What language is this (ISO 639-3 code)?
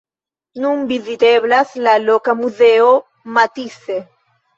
epo